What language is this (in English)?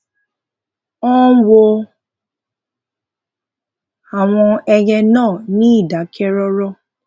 Yoruba